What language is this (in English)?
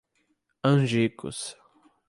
Portuguese